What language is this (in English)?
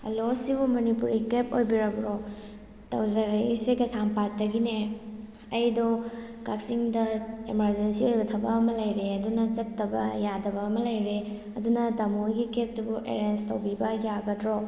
Manipuri